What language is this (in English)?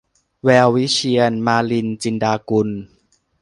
Thai